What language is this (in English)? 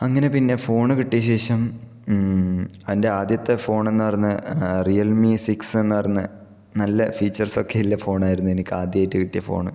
Malayalam